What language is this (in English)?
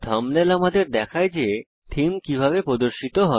Bangla